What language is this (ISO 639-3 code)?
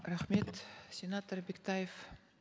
kaz